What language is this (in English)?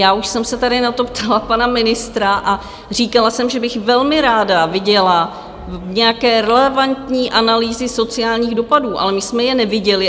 Czech